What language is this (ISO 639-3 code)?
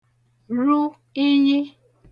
ibo